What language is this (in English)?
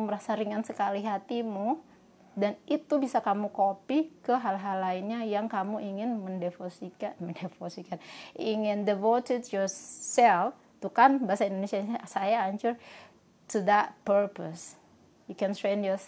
Indonesian